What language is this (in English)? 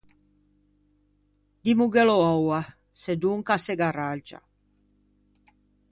Ligurian